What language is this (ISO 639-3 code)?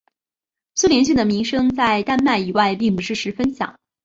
zho